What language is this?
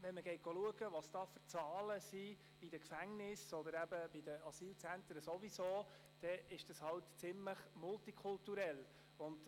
Swiss German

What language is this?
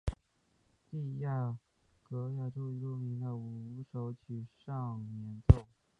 Chinese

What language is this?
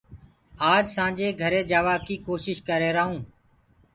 Gurgula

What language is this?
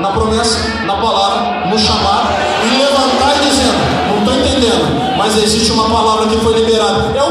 Portuguese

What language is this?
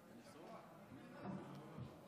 Hebrew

